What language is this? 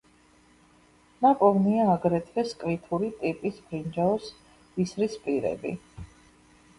Georgian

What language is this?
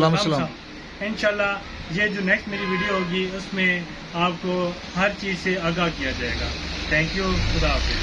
Urdu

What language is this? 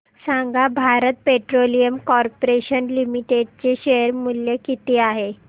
Marathi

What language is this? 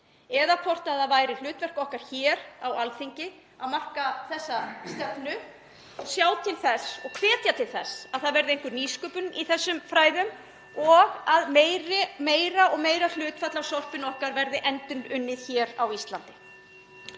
Icelandic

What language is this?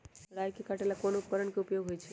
Magahi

